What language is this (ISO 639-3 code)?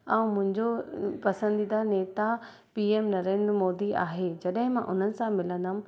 snd